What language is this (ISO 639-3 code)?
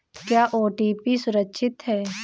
hin